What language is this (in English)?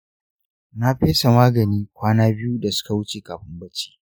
Hausa